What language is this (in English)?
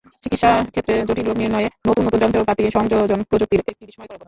Bangla